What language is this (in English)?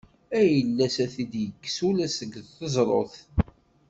Kabyle